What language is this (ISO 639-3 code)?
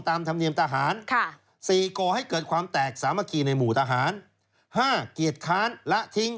tha